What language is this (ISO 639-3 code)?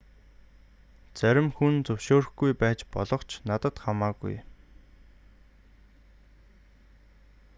mon